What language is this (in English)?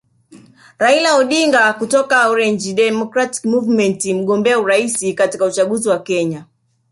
Swahili